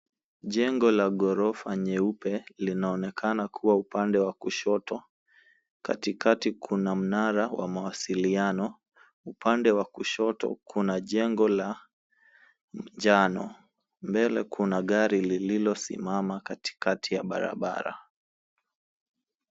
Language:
Swahili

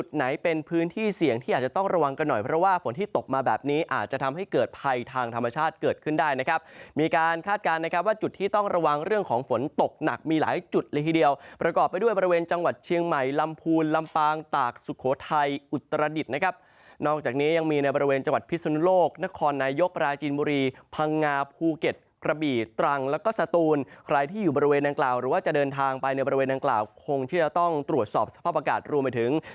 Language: Thai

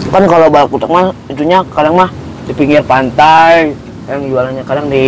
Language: Indonesian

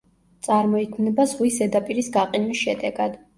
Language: Georgian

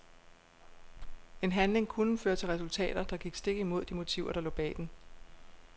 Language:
Danish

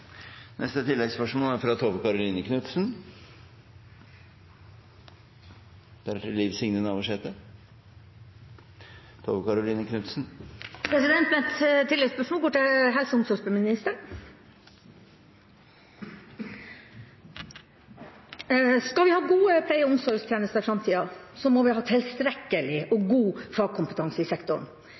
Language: Norwegian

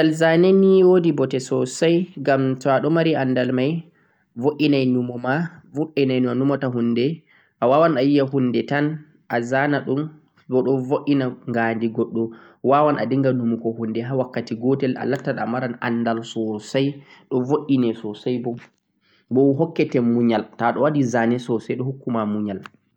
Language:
Central-Eastern Niger Fulfulde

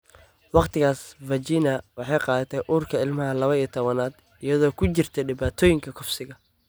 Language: Somali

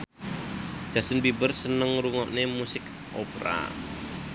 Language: Javanese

